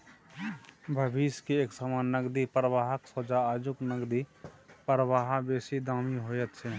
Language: Maithili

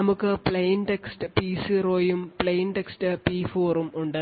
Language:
Malayalam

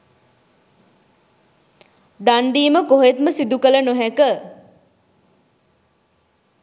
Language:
Sinhala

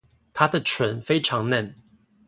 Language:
Chinese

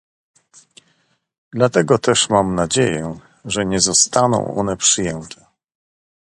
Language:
Polish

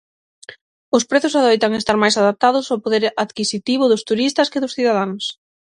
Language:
Galician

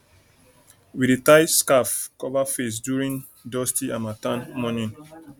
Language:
Nigerian Pidgin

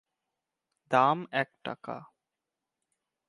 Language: Bangla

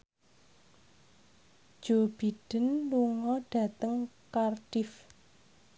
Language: Javanese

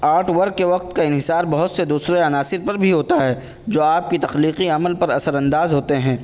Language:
Urdu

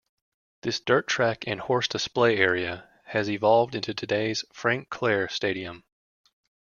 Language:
English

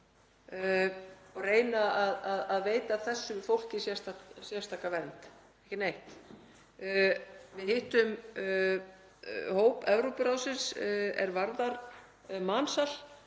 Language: Icelandic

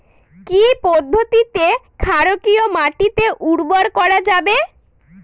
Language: Bangla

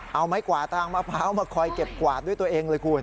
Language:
Thai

